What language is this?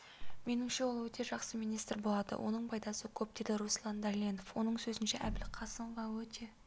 Kazakh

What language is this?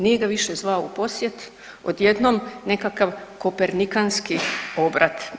Croatian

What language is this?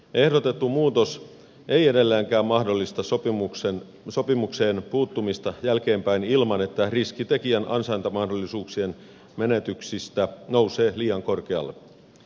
Finnish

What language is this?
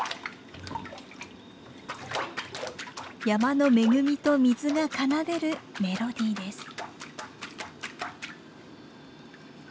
Japanese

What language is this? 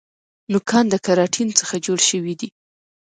Pashto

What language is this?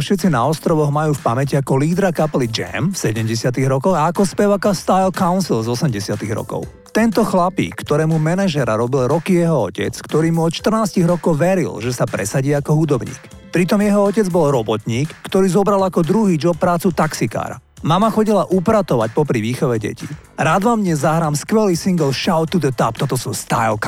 Slovak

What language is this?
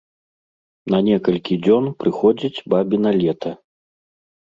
Belarusian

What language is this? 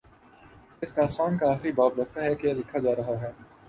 Urdu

